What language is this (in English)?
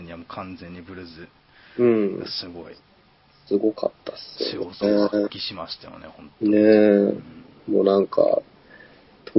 Japanese